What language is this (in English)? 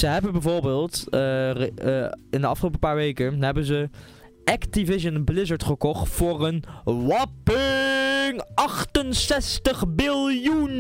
Dutch